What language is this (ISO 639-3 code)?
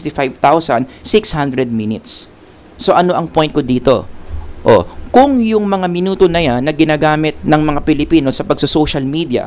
fil